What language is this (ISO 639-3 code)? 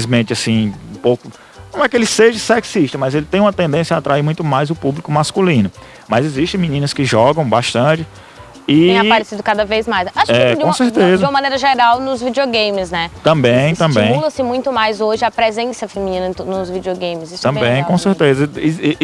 por